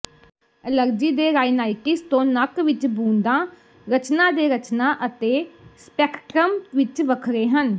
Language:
Punjabi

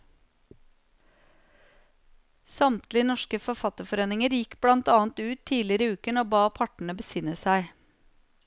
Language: Norwegian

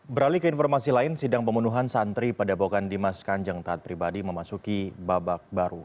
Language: Indonesian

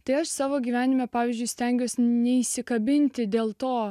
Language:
Lithuanian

